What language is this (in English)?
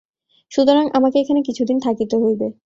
Bangla